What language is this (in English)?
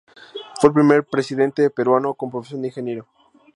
Spanish